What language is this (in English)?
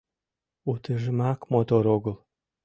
Mari